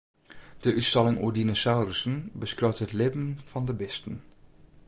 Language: Western Frisian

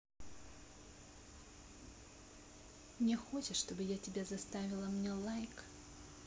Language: Russian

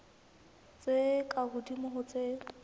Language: Southern Sotho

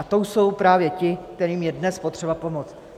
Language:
Czech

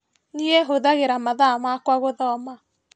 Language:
Kikuyu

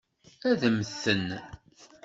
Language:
Kabyle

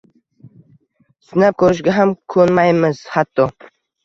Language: Uzbek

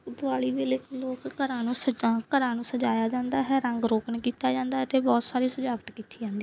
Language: Punjabi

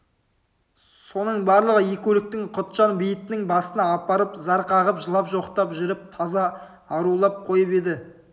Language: Kazakh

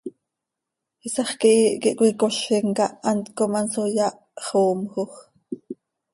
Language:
Seri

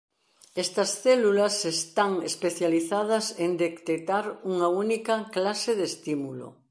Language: Galician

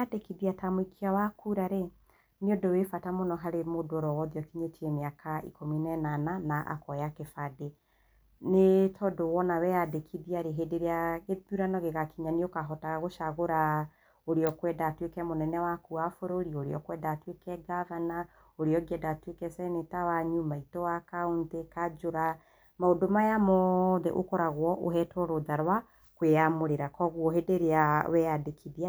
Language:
Kikuyu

